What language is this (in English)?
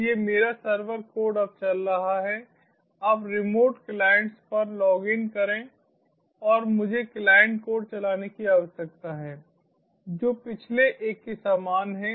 Hindi